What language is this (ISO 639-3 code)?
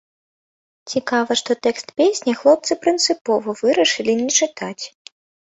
bel